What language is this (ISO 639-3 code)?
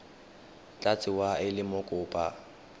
tsn